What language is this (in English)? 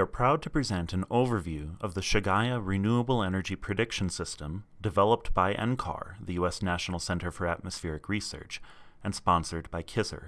English